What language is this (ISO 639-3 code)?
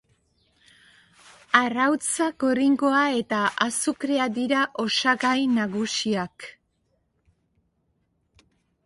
eus